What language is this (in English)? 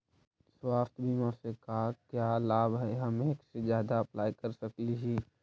Magahi